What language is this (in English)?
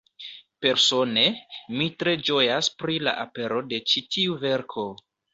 Esperanto